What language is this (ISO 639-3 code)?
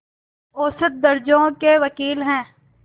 hin